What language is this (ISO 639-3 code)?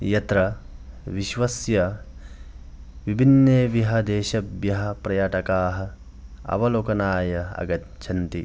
san